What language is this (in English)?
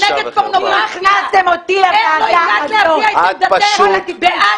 Hebrew